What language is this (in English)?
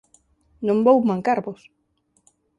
Galician